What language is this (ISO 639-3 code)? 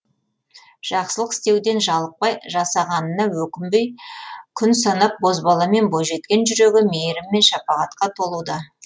kaz